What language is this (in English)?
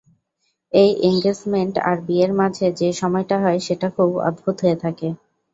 Bangla